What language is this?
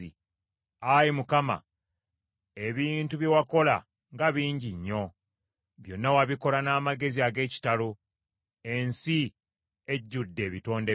Ganda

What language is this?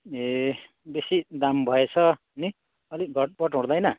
Nepali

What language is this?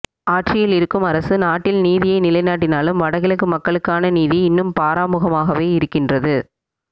Tamil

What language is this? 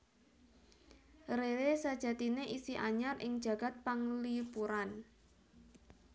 Javanese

